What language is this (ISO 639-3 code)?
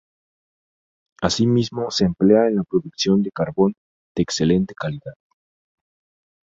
spa